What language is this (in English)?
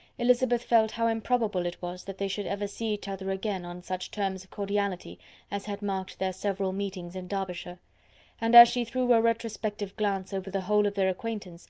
English